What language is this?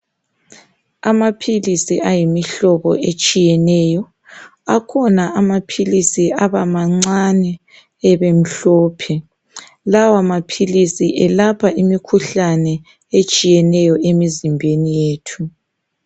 North Ndebele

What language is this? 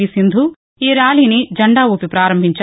Telugu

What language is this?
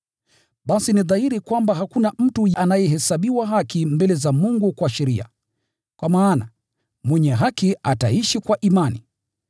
Swahili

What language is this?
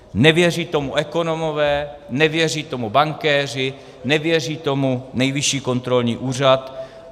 Czech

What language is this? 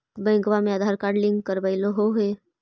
Magahi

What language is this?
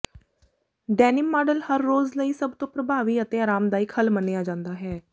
Punjabi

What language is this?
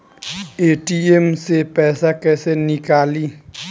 Bhojpuri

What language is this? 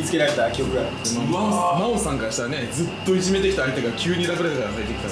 Japanese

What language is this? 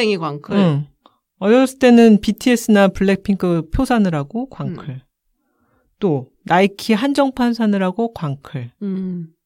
Korean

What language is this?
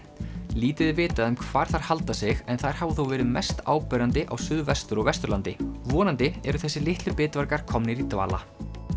Icelandic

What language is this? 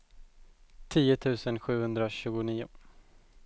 Swedish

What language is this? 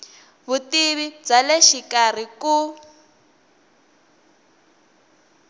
Tsonga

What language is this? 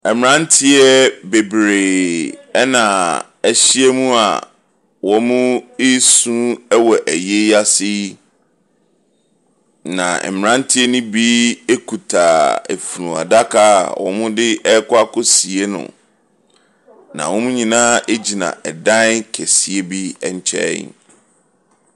Akan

